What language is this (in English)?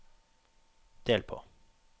Norwegian